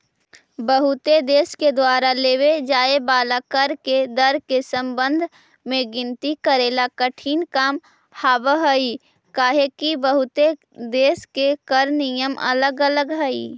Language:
Magahi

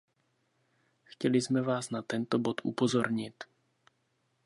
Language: Czech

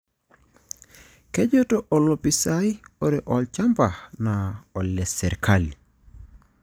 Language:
Masai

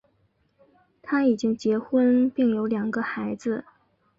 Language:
Chinese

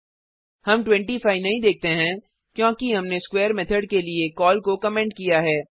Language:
Hindi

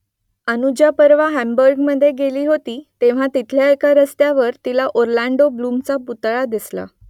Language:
Marathi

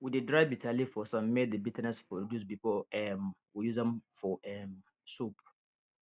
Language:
Nigerian Pidgin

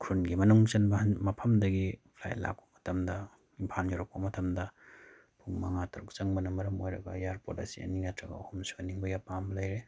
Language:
Manipuri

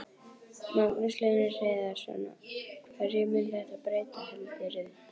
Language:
Icelandic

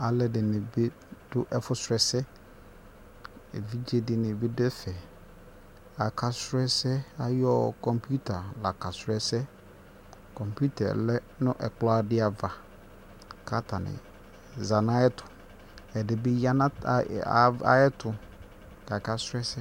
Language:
Ikposo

